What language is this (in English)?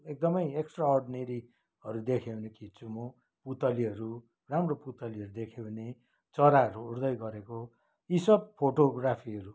Nepali